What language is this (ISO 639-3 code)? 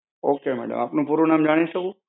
guj